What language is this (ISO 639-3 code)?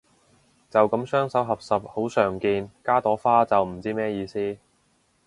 yue